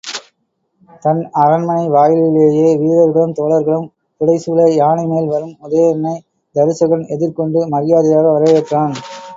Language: Tamil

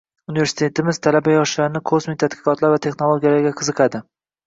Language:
Uzbek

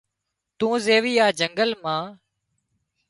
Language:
Wadiyara Koli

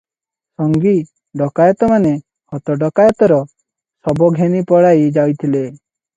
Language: Odia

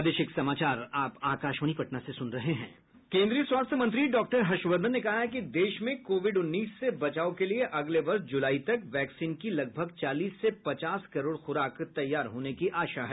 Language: Hindi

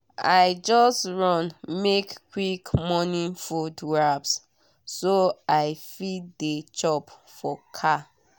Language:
Nigerian Pidgin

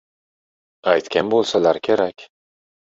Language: Uzbek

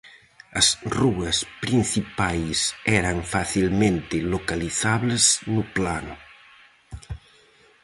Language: Galician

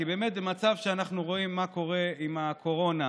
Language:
Hebrew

